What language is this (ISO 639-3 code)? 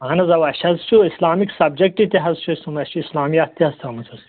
kas